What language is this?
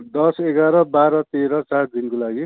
Nepali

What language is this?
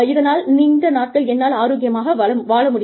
Tamil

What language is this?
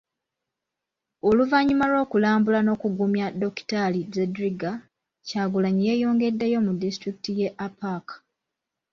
Ganda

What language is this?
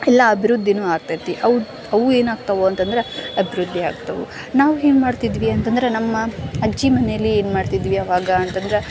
Kannada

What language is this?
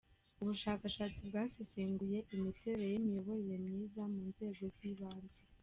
Kinyarwanda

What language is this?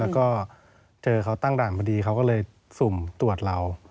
Thai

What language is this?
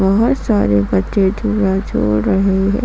Hindi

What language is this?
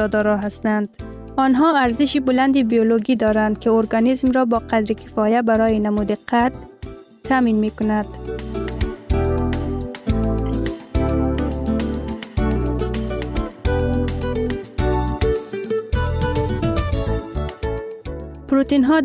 Persian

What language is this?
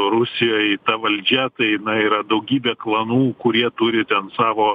Lithuanian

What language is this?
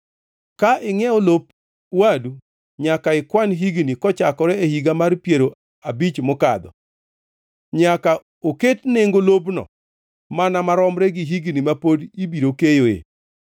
Luo (Kenya and Tanzania)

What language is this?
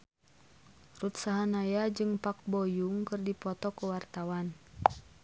Sundanese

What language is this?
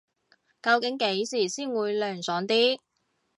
Cantonese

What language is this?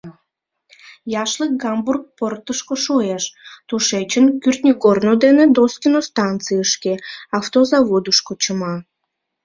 Mari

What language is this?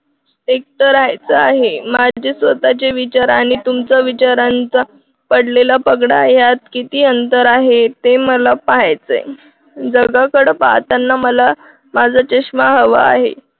Marathi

